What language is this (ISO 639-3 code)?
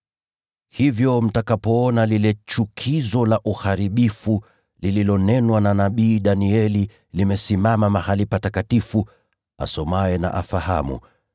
swa